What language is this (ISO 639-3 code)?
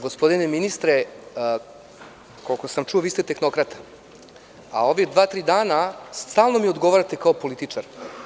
srp